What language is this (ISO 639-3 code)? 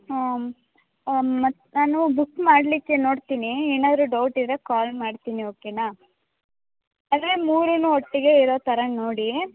kan